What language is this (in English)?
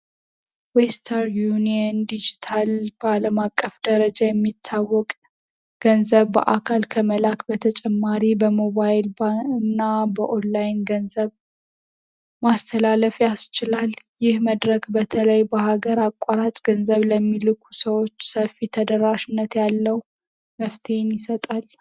Amharic